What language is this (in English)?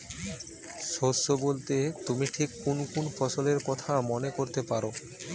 Bangla